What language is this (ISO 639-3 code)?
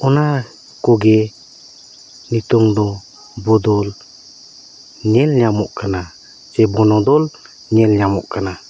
sat